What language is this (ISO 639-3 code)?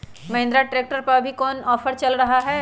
mag